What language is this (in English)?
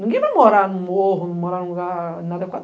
Portuguese